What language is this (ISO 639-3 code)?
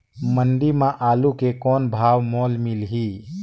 hne